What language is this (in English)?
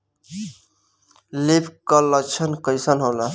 Bhojpuri